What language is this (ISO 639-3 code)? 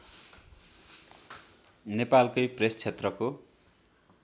nep